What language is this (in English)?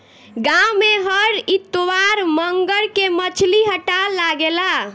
Bhojpuri